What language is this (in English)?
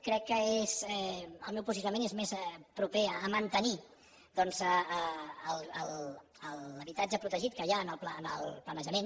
Catalan